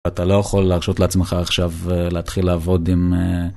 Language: Hebrew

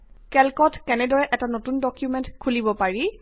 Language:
Assamese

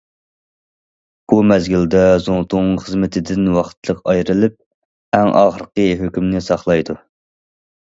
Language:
Uyghur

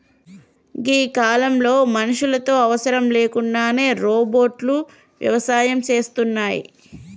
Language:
Telugu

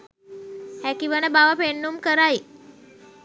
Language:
Sinhala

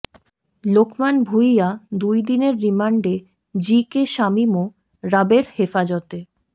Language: Bangla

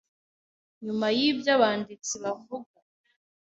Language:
Kinyarwanda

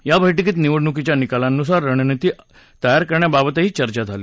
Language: Marathi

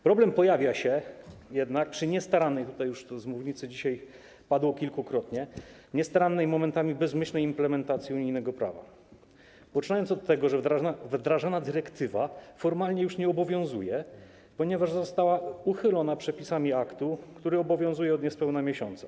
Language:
Polish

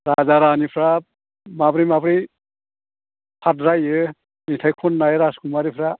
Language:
Bodo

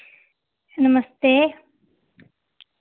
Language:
Dogri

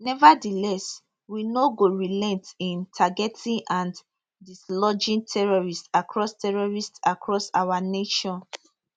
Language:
Nigerian Pidgin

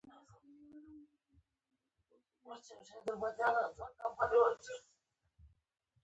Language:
Pashto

